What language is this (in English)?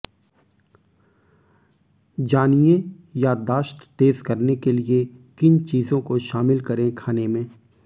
Hindi